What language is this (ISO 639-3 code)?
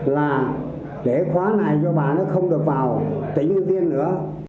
vie